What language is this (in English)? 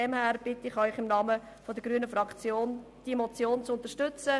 Swiss German